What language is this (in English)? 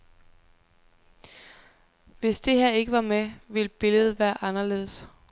Danish